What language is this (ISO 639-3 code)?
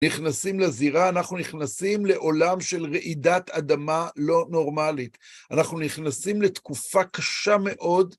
heb